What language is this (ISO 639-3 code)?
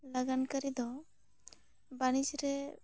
sat